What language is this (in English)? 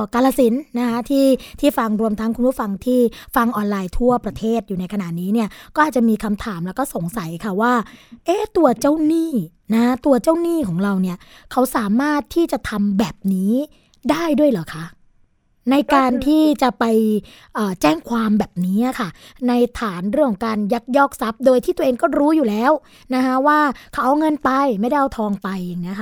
Thai